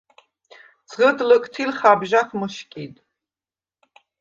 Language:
Svan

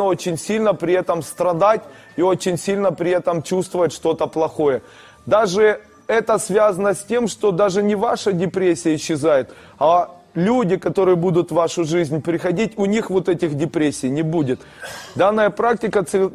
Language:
Russian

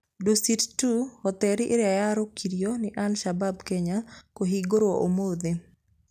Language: Kikuyu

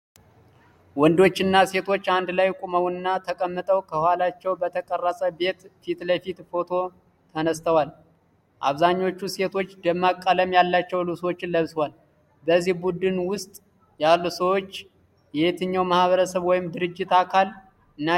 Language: Amharic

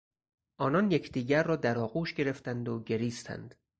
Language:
Persian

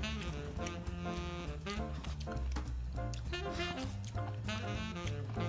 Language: Korean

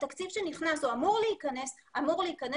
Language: Hebrew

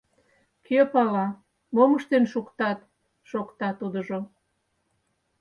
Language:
Mari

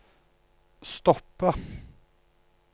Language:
Norwegian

